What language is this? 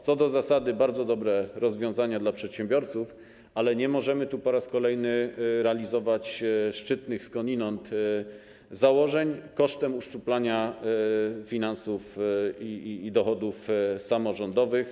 Polish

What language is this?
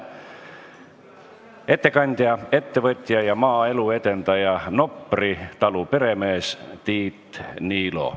Estonian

